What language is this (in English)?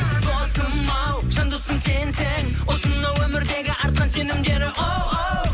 Kazakh